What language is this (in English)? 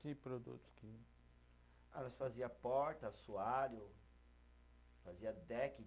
Portuguese